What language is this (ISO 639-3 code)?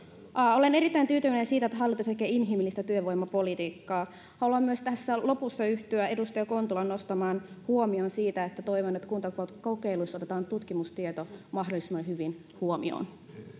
fin